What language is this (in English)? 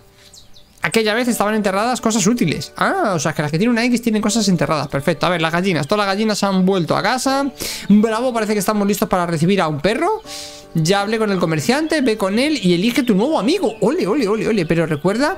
Spanish